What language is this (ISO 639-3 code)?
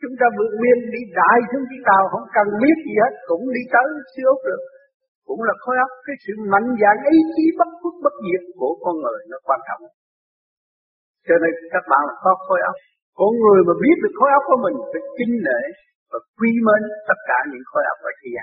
vie